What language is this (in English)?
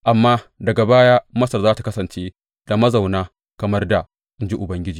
Hausa